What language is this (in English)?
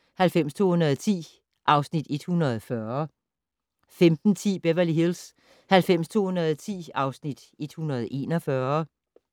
Danish